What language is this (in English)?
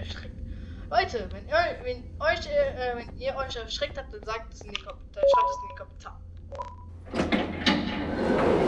German